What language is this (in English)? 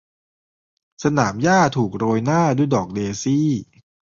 Thai